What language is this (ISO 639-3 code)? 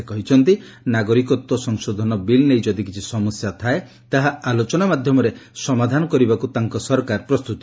ori